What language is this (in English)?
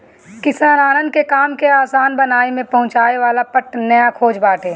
Bhojpuri